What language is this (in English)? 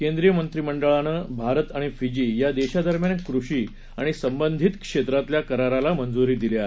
Marathi